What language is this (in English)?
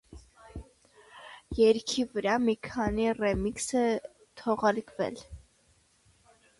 Armenian